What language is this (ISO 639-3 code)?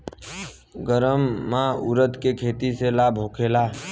bho